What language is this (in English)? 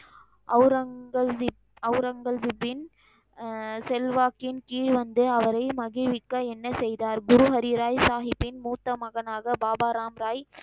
Tamil